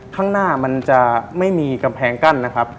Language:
Thai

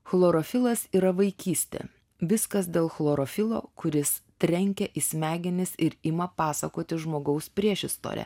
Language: Lithuanian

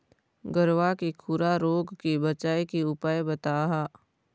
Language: Chhattisgarhi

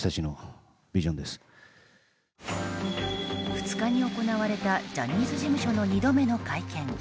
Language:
Japanese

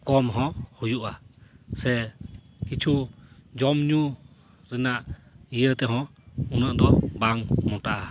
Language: Santali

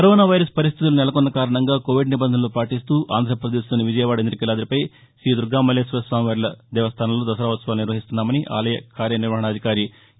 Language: Telugu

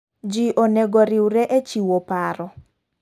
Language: Luo (Kenya and Tanzania)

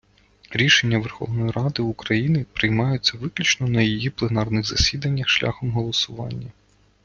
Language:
Ukrainian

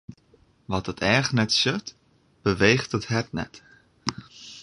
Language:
Western Frisian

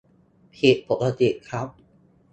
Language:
Thai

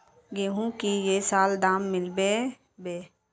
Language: Magahi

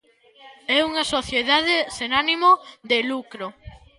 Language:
Galician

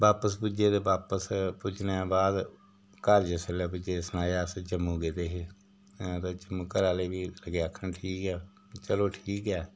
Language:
Dogri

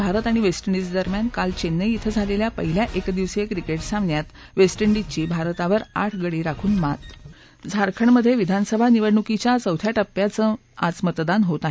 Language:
Marathi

